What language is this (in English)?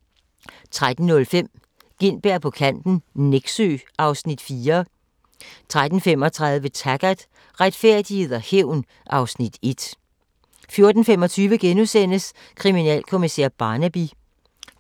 Danish